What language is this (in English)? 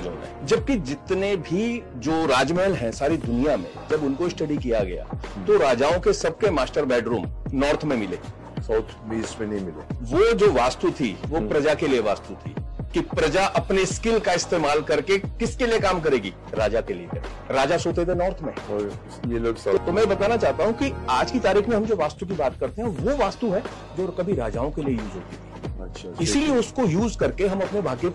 Hindi